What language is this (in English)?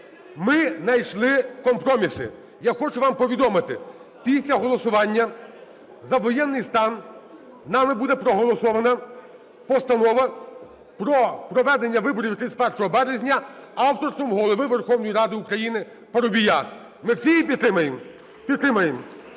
Ukrainian